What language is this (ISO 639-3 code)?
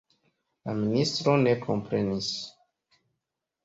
epo